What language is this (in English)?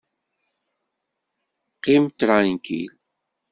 Kabyle